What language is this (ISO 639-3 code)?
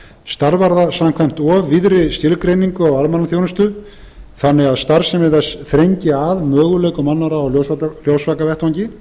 isl